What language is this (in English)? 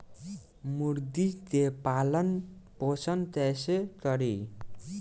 Bhojpuri